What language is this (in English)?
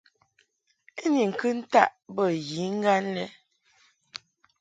Mungaka